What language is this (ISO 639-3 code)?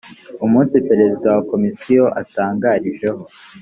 kin